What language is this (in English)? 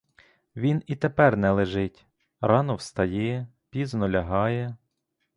Ukrainian